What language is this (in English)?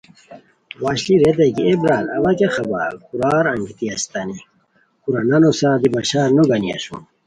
Khowar